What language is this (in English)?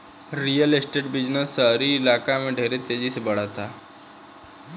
Bhojpuri